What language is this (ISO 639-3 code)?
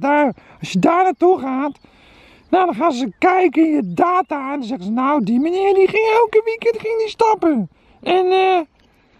nld